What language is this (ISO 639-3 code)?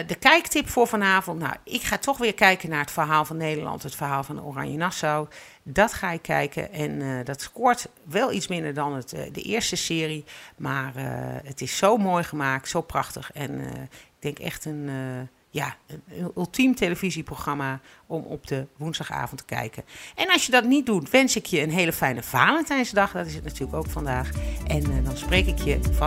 nld